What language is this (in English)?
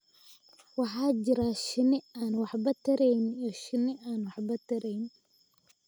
Somali